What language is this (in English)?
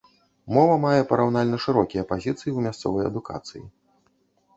Belarusian